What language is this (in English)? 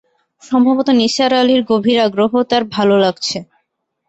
Bangla